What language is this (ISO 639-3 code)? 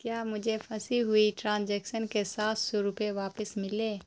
urd